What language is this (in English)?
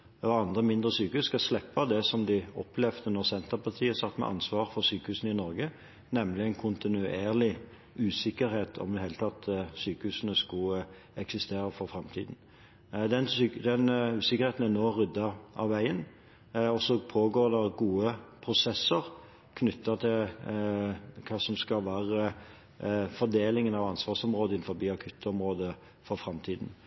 Norwegian Bokmål